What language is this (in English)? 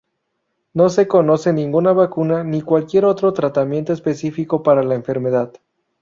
Spanish